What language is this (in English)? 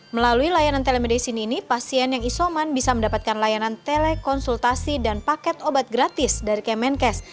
Indonesian